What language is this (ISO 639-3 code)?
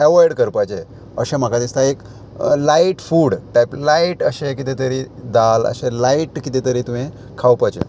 kok